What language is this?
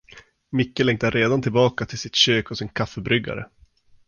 Swedish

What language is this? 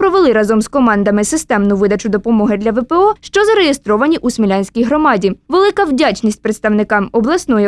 Ukrainian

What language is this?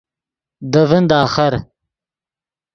Yidgha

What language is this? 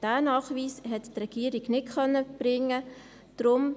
Swiss German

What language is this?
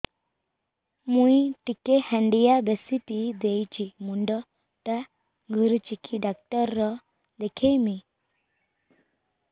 Odia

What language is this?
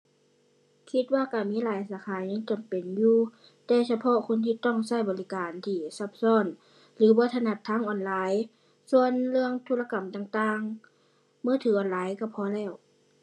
Thai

